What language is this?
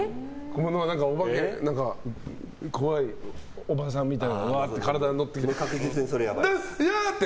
Japanese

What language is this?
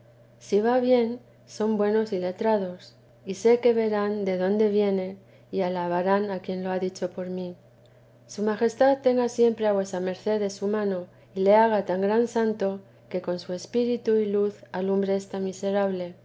Spanish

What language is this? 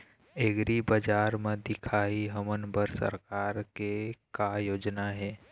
Chhattisgarhi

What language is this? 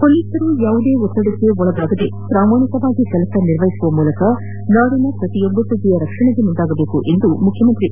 Kannada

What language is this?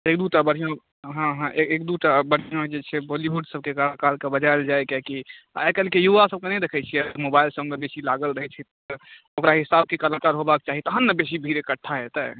Maithili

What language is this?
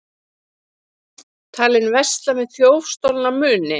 Icelandic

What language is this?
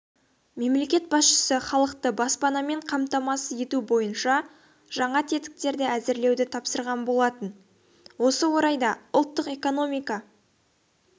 Kazakh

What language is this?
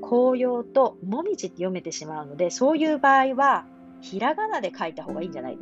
Japanese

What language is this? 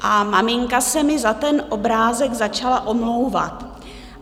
Czech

